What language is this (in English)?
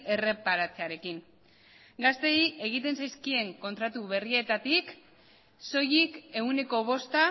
Basque